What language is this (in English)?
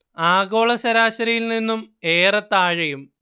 Malayalam